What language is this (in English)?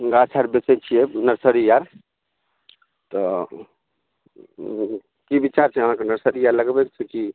Maithili